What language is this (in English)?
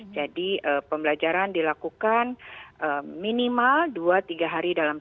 Indonesian